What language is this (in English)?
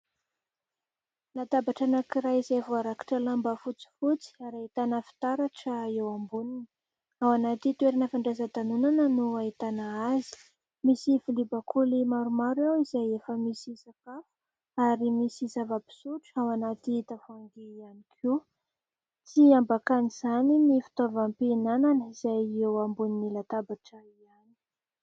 Malagasy